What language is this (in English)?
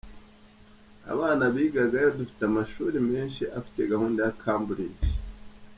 Kinyarwanda